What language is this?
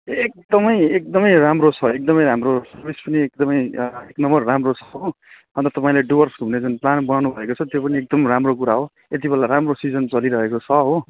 Nepali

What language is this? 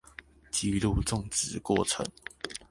Chinese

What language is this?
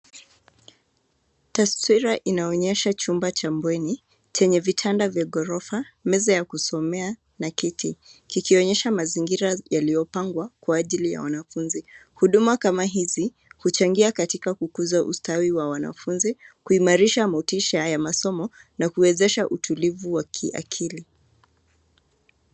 Swahili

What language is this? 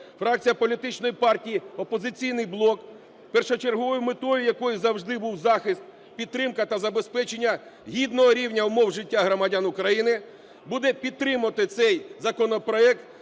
Ukrainian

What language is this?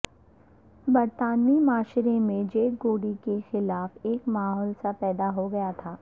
Urdu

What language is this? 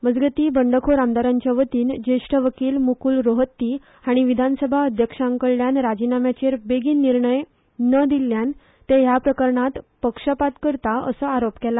Konkani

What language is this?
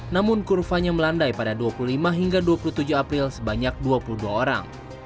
Indonesian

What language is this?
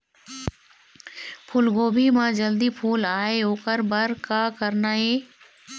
Chhattisgarhi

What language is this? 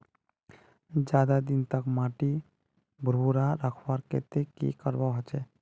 Magahi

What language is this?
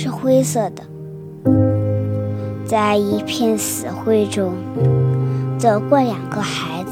Chinese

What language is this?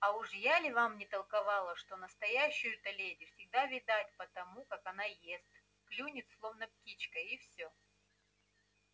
Russian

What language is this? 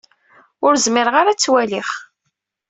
Kabyle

